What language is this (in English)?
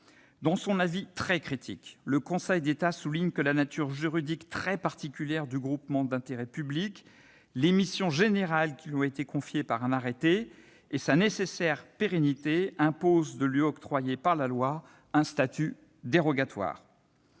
French